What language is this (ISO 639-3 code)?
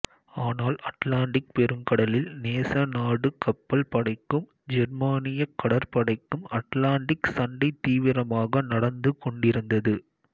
tam